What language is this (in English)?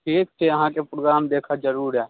Maithili